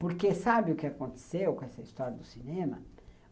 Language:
Portuguese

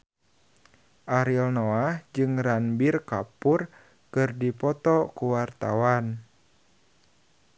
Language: Sundanese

